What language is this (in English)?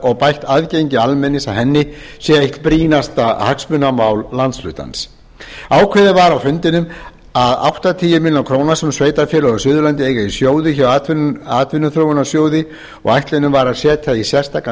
Icelandic